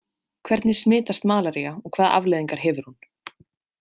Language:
Icelandic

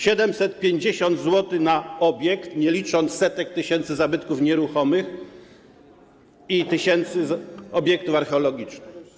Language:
Polish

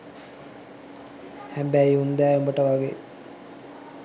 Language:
Sinhala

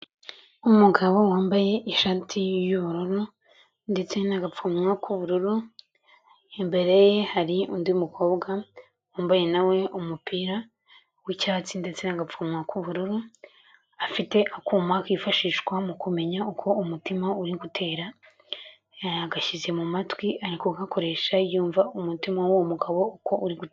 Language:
Kinyarwanda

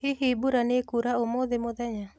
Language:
Kikuyu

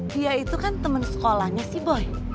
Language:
Indonesian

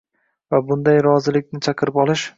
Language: Uzbek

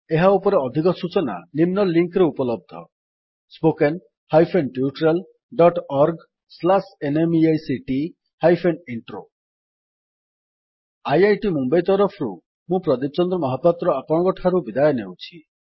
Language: Odia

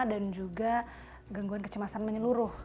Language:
Indonesian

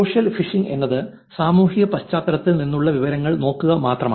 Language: Malayalam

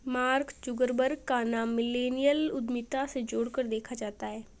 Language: Hindi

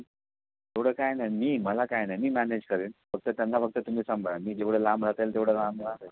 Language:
Marathi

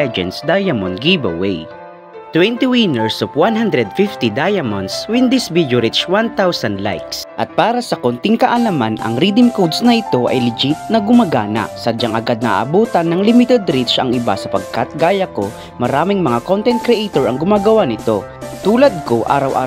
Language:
Filipino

